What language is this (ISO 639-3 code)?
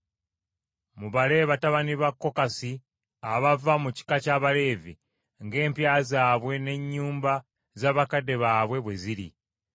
lug